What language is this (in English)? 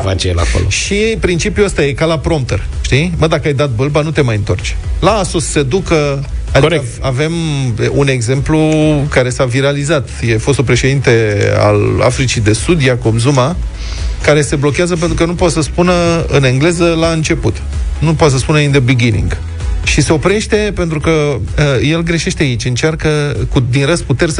Romanian